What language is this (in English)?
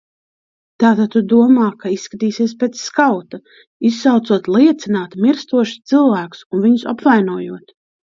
Latvian